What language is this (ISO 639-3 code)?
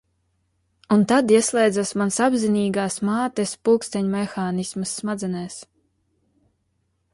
lav